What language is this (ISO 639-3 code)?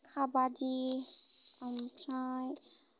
brx